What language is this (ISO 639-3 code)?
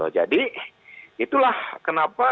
ind